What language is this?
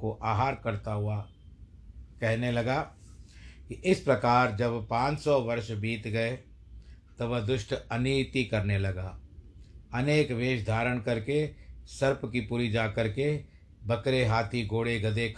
Hindi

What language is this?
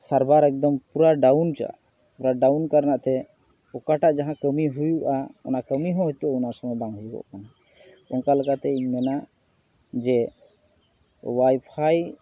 Santali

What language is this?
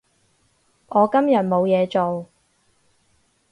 Cantonese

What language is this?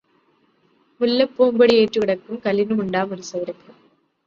Malayalam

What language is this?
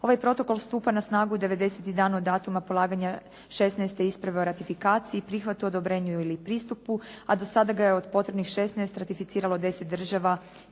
Croatian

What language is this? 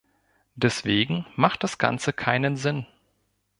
German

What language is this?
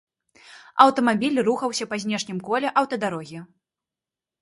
Belarusian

